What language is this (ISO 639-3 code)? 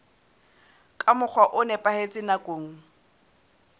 sot